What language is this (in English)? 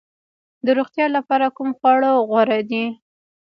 Pashto